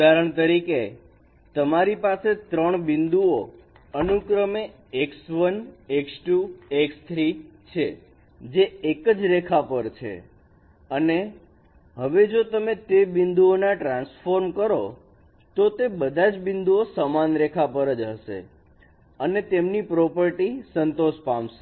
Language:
Gujarati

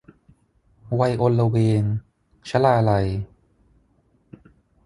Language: Thai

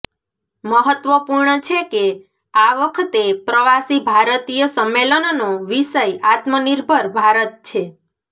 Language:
Gujarati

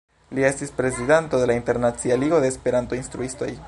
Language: Esperanto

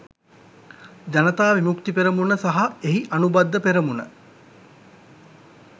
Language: Sinhala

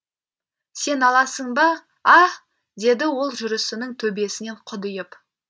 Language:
Kazakh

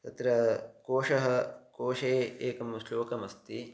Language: Sanskrit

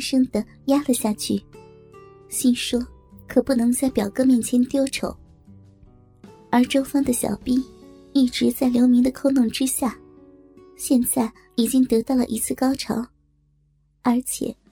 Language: Chinese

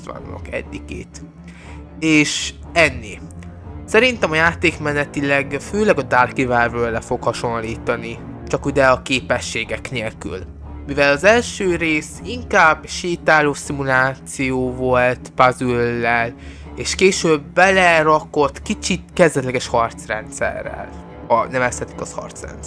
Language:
Hungarian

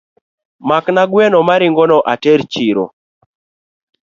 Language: Luo (Kenya and Tanzania)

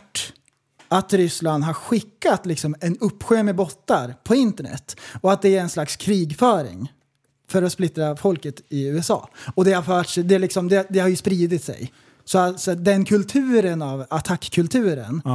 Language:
Swedish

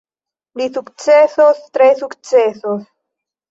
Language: Esperanto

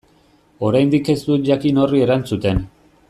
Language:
Basque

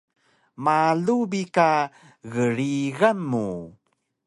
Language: Taroko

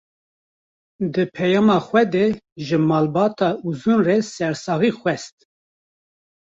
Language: Kurdish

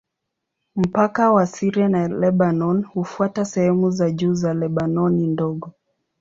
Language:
Swahili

